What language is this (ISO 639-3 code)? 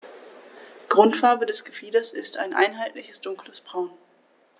deu